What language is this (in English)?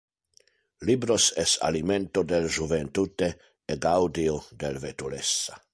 Interlingua